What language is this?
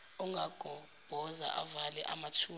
Zulu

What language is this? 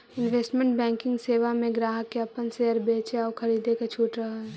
Magahi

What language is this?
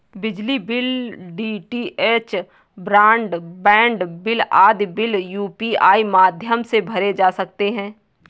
Hindi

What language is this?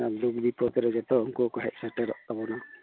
Santali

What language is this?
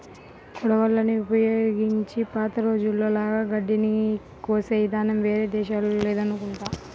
Telugu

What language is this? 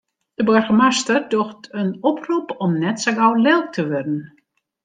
Western Frisian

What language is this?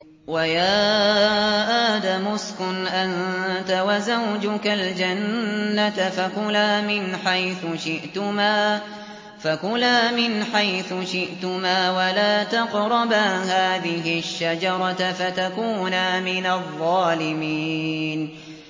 Arabic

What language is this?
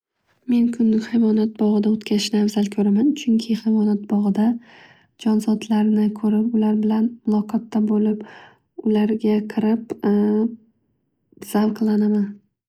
Uzbek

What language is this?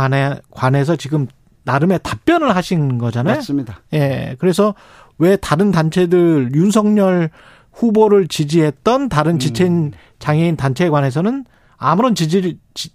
Korean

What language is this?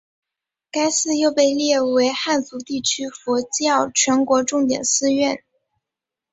Chinese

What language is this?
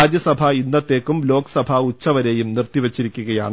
Malayalam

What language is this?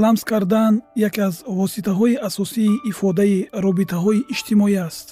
Persian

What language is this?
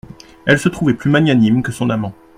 French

